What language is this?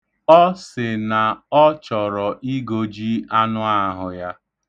Igbo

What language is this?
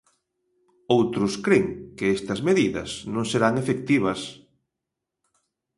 Galician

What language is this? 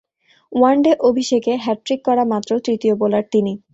Bangla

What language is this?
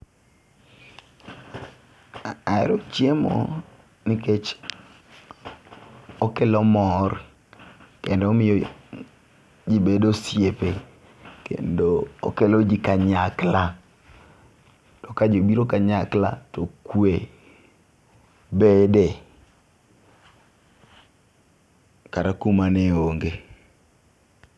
Luo (Kenya and Tanzania)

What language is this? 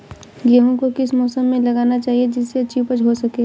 Hindi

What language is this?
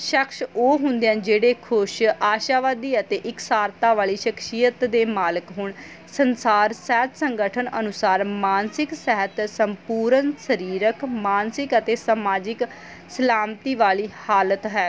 Punjabi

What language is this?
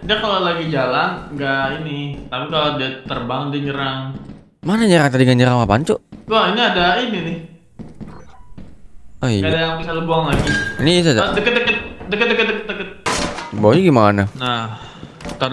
Indonesian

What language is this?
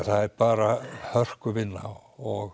Icelandic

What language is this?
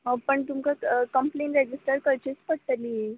Konkani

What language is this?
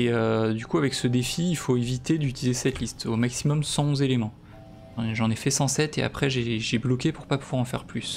French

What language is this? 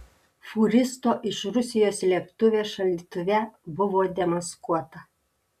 Lithuanian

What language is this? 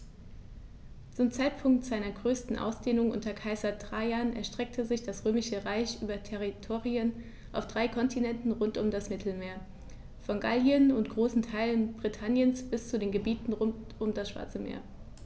German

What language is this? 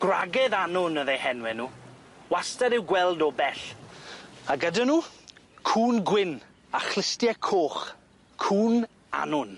Welsh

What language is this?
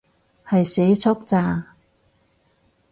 Cantonese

